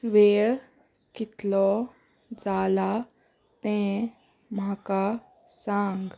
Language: Konkani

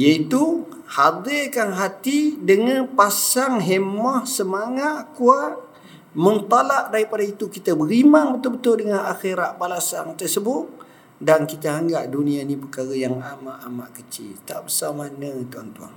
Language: Malay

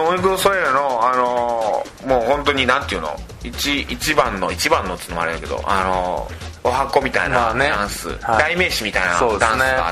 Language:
Japanese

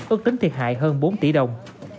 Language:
Vietnamese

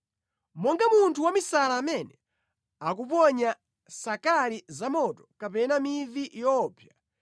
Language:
Nyanja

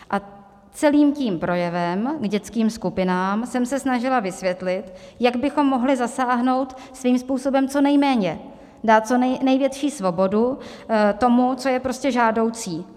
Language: Czech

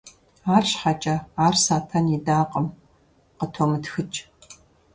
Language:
Kabardian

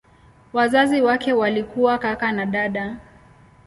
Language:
Swahili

